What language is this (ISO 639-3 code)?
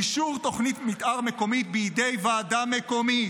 heb